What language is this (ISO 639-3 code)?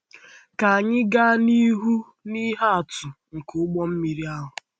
ibo